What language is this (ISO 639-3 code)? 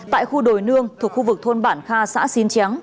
vie